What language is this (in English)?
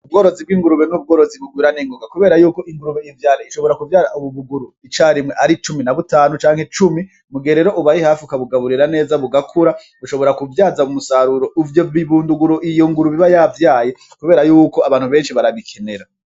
Rundi